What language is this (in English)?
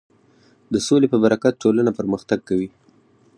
Pashto